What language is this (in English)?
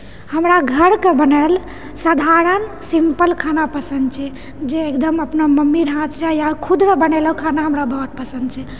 Maithili